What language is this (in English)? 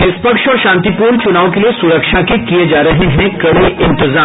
Hindi